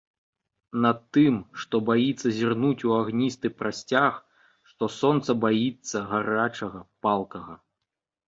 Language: Belarusian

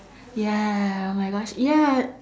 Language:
English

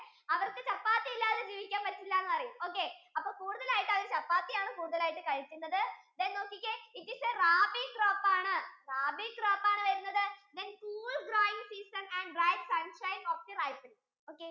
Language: Malayalam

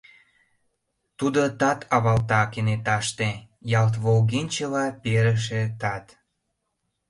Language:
Mari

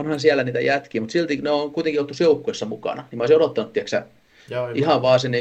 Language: Finnish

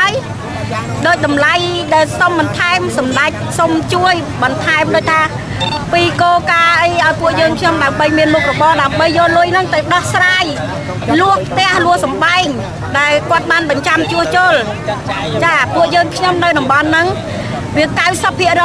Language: Thai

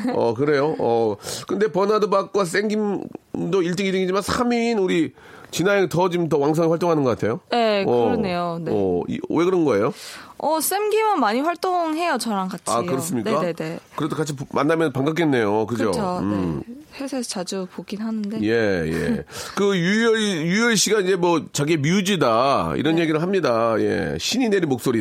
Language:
Korean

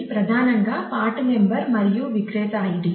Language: Telugu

